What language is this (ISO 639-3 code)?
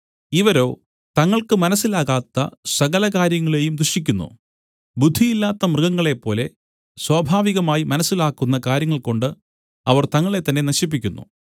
mal